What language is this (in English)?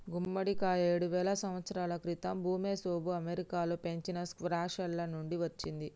Telugu